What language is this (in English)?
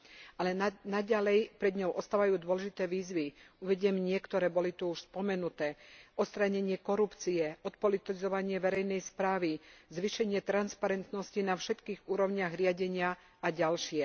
Slovak